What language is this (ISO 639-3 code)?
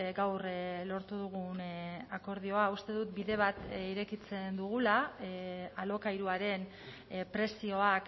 eus